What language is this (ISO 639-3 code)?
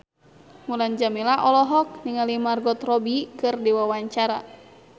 sun